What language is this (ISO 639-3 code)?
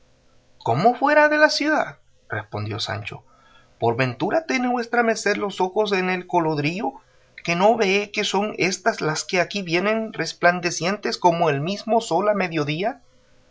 spa